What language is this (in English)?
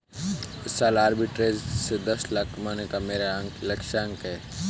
Hindi